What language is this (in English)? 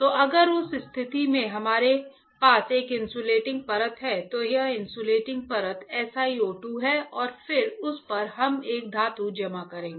Hindi